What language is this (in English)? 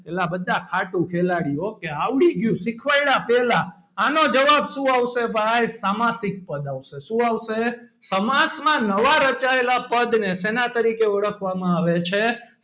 Gujarati